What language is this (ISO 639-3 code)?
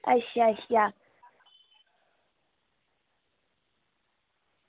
doi